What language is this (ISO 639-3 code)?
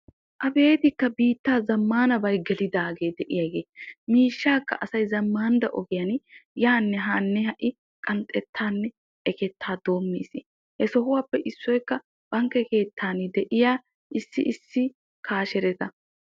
wal